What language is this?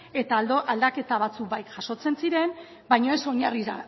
Basque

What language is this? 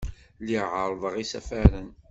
Kabyle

